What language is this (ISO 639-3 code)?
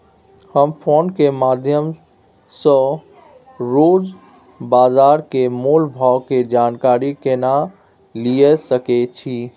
mai